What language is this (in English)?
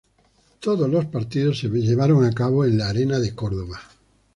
Spanish